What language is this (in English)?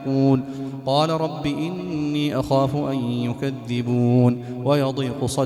Arabic